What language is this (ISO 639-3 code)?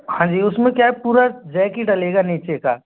hin